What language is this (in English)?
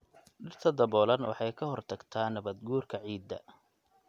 Somali